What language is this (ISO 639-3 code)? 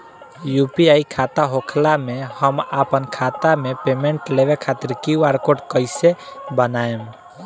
bho